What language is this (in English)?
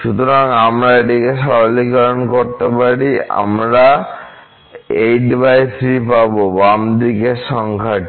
Bangla